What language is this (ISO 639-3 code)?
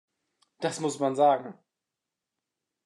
deu